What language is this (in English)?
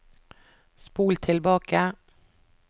Norwegian